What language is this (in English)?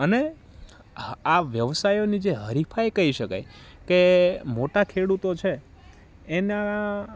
Gujarati